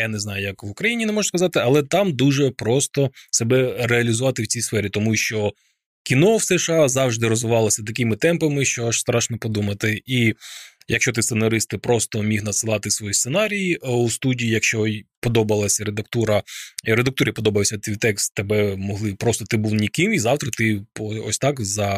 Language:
Ukrainian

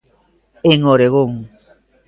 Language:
Galician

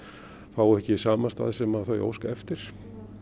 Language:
Icelandic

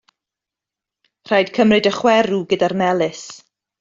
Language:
Welsh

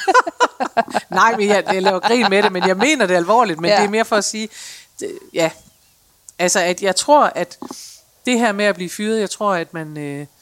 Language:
Danish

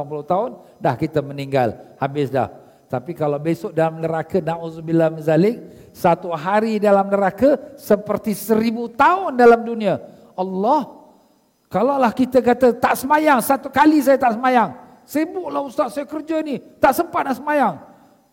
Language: Malay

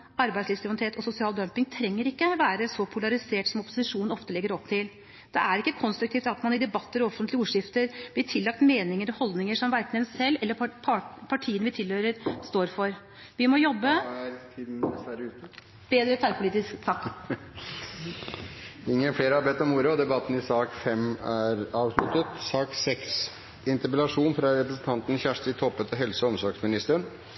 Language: Norwegian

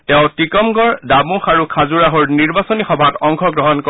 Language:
Assamese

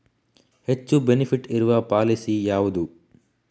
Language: Kannada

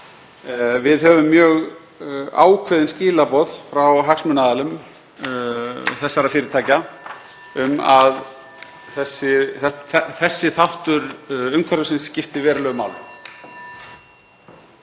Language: Icelandic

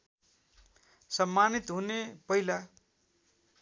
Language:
Nepali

